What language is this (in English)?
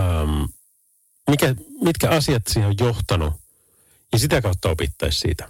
Finnish